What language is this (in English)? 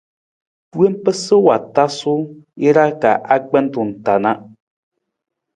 Nawdm